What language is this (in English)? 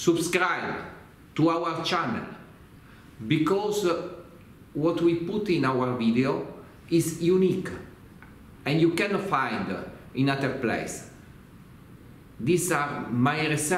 Italian